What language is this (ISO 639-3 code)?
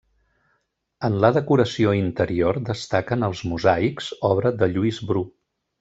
cat